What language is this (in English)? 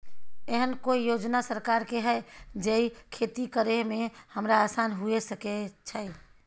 Maithili